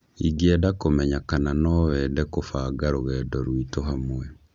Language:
Kikuyu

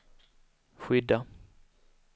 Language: Swedish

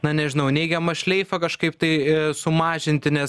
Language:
Lithuanian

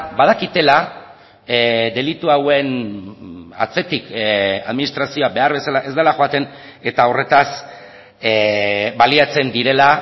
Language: Basque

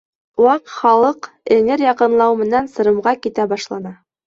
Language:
Bashkir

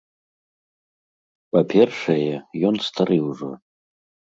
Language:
Belarusian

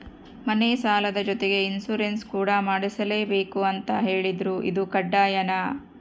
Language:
Kannada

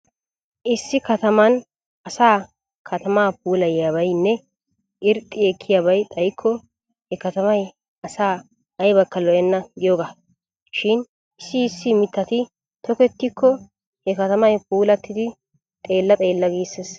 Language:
Wolaytta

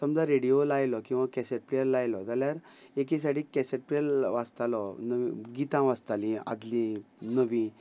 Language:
Konkani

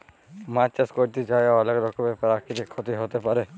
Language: Bangla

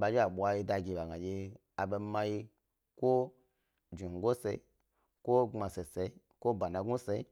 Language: Gbari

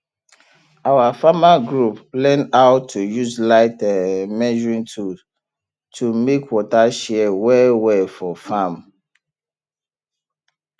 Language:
Nigerian Pidgin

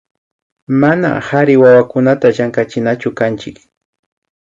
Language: Imbabura Highland Quichua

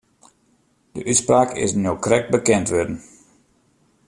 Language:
Western Frisian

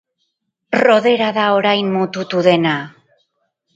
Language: Basque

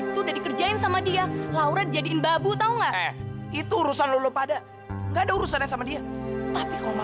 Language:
Indonesian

